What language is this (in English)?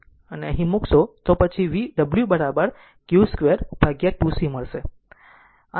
Gujarati